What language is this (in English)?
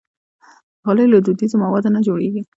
Pashto